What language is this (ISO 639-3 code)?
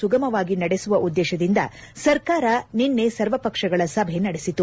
kan